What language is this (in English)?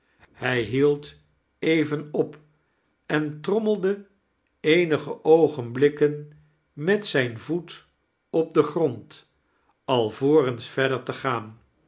Dutch